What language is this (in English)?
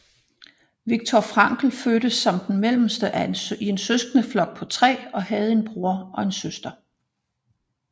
Danish